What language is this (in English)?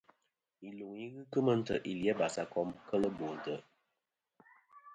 Kom